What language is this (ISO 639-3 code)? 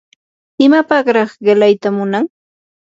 qur